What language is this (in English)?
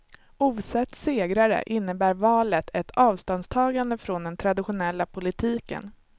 Swedish